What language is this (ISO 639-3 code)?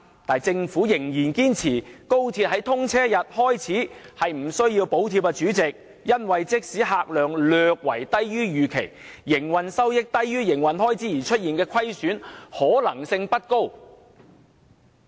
yue